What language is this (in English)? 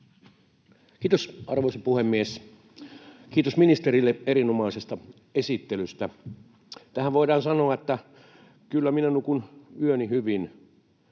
Finnish